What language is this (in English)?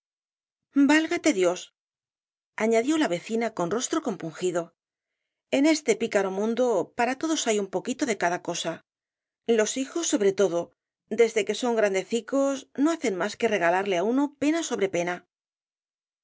Spanish